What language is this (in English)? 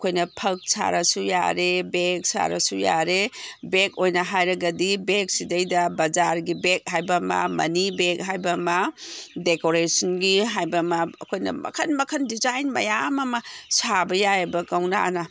Manipuri